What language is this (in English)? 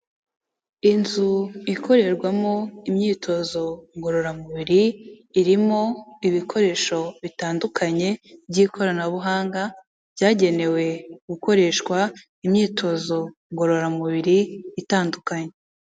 Kinyarwanda